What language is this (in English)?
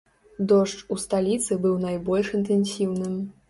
Belarusian